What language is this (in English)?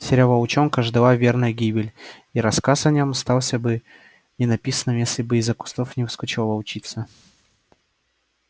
Russian